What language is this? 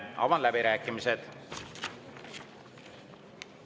Estonian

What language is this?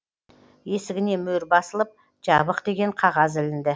Kazakh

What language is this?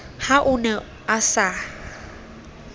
Southern Sotho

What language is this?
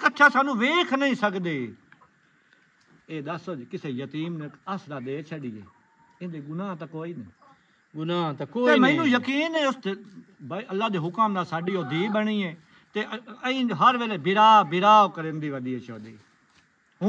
Punjabi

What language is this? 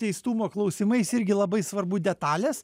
Lithuanian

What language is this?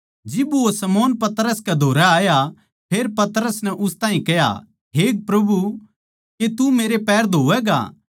Haryanvi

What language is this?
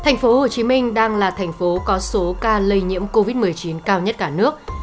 Vietnamese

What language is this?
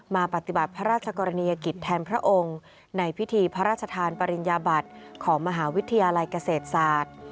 Thai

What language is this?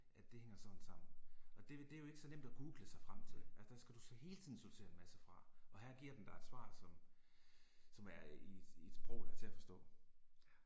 Danish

